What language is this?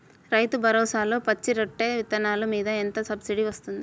Telugu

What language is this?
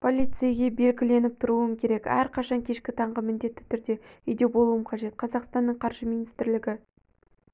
Kazakh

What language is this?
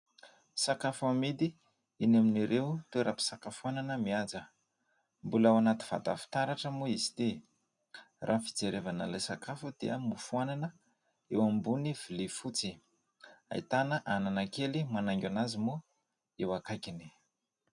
Malagasy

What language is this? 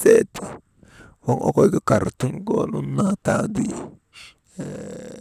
Maba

